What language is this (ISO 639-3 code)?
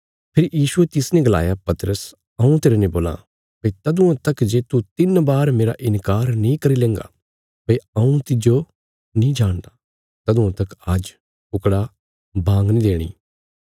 kfs